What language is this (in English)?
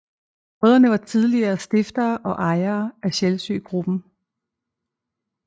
Danish